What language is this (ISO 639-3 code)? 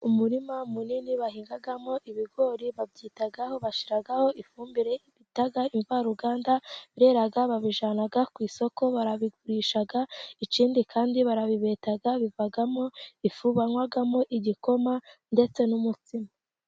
kin